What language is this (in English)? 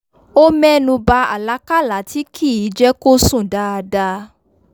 Yoruba